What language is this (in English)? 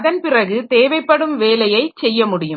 Tamil